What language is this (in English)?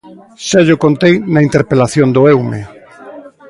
Galician